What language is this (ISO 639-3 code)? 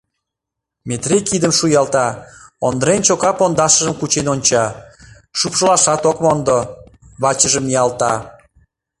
chm